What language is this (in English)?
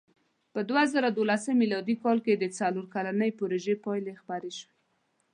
Pashto